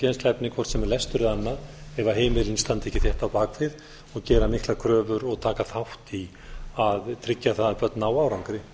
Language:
Icelandic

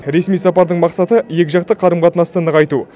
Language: Kazakh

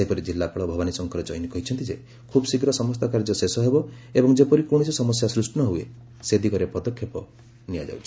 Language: Odia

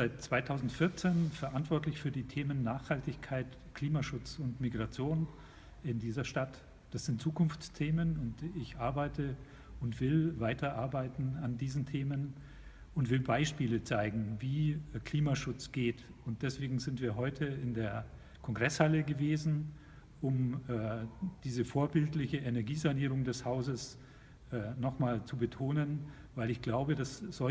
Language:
German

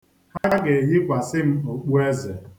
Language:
Igbo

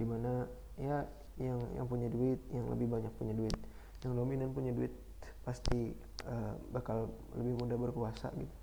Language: Indonesian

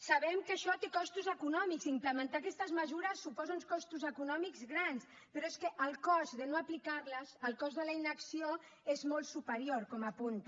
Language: Catalan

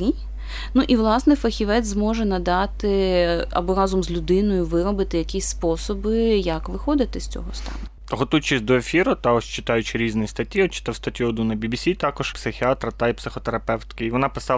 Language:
Ukrainian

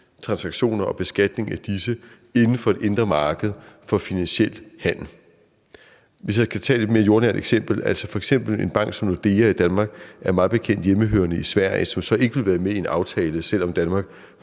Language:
Danish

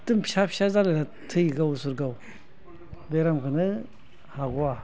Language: Bodo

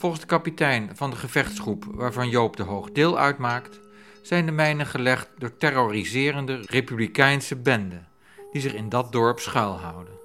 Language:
Dutch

